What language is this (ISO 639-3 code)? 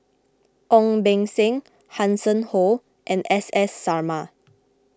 eng